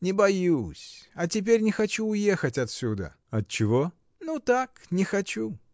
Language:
Russian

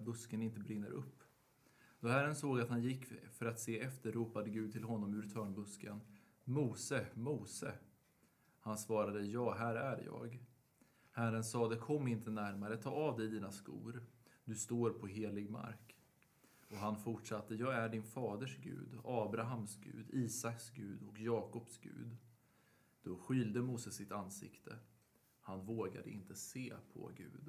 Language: Swedish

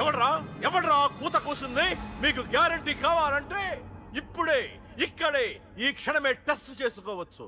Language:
Telugu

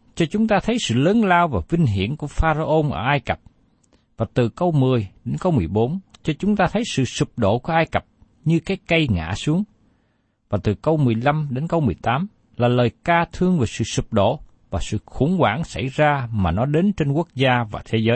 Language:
Vietnamese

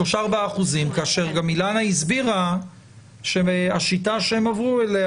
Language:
Hebrew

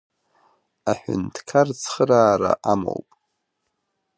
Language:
Abkhazian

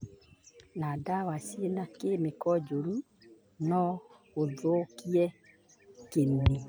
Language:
Kikuyu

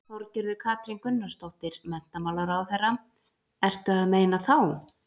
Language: Icelandic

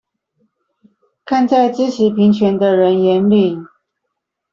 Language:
Chinese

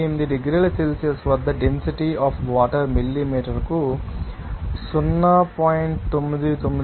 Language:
Telugu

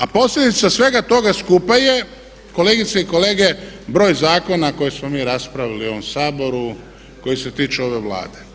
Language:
Croatian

